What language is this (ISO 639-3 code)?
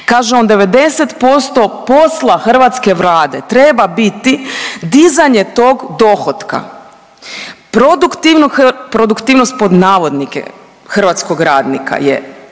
hrv